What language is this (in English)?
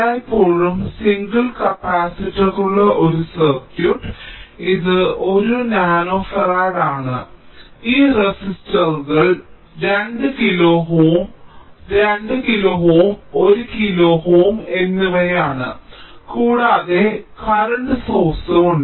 Malayalam